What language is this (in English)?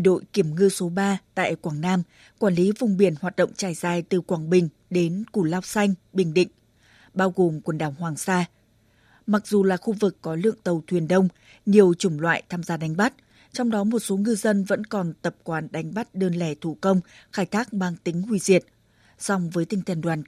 Vietnamese